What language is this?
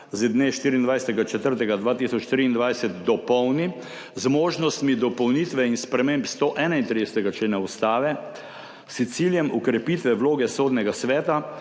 Slovenian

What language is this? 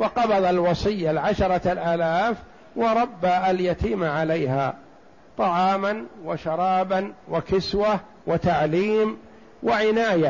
Arabic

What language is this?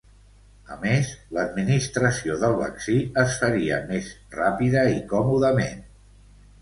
Catalan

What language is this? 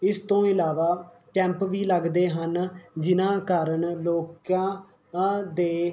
Punjabi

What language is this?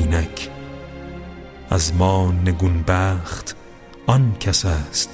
Persian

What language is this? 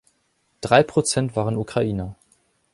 German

